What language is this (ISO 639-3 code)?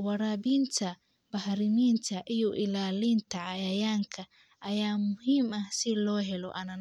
som